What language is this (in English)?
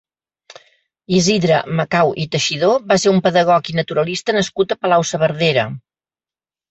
Catalan